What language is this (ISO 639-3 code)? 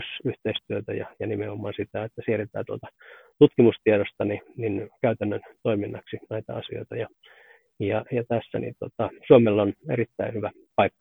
fin